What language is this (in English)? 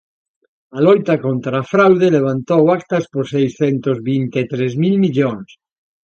Galician